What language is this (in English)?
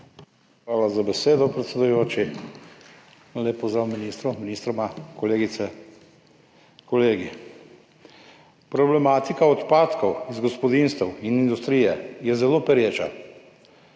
Slovenian